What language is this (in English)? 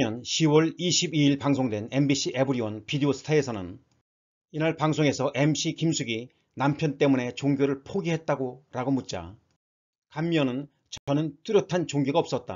Korean